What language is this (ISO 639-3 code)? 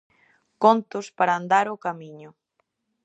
glg